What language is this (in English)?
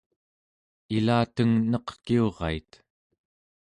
Central Yupik